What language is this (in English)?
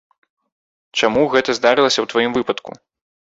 Belarusian